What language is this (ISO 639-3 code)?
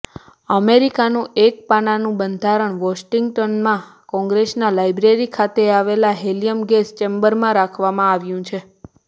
guj